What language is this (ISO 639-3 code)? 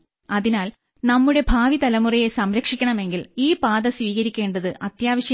mal